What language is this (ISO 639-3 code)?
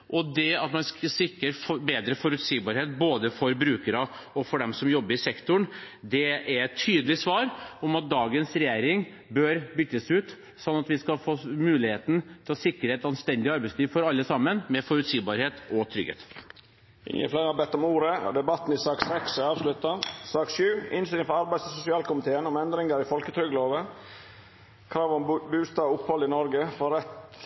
nor